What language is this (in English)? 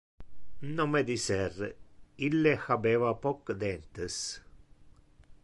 Interlingua